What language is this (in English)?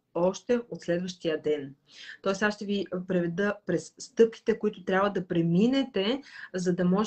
Bulgarian